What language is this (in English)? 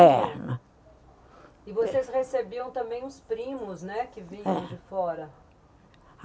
Portuguese